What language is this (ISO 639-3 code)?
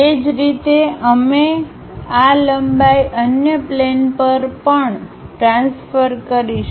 guj